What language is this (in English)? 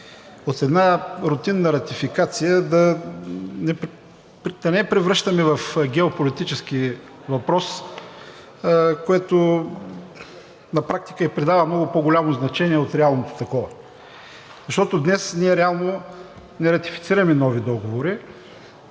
Bulgarian